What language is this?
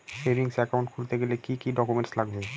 Bangla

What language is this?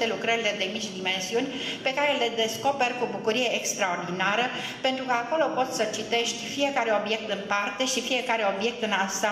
Romanian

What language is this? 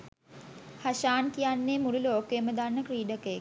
Sinhala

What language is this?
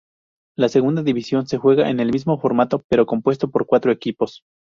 Spanish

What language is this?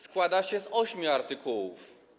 Polish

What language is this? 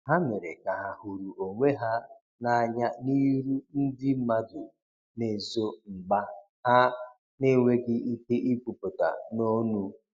Igbo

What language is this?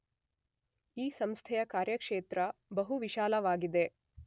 Kannada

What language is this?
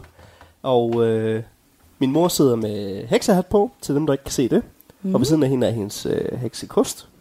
Danish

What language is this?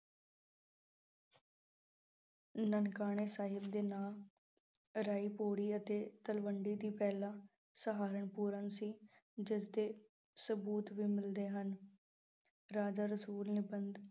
Punjabi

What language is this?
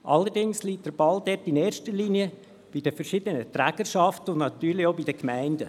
Swiss German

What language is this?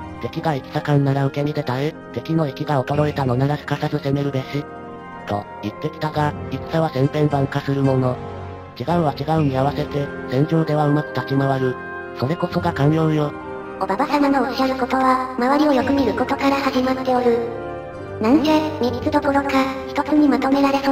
Japanese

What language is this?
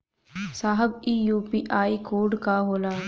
Bhojpuri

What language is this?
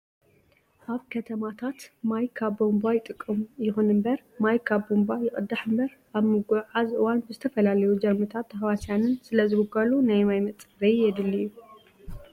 Tigrinya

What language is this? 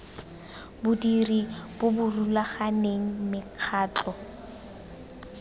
Tswana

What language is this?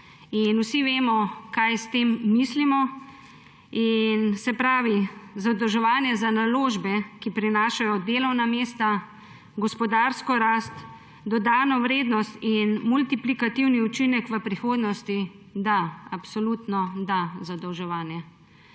Slovenian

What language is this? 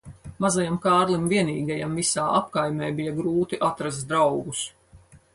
Latvian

